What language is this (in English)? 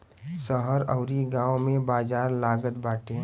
Bhojpuri